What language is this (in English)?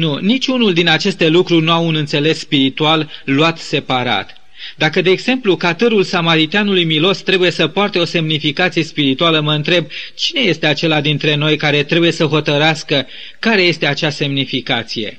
Romanian